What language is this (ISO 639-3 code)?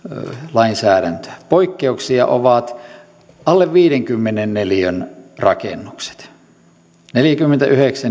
fin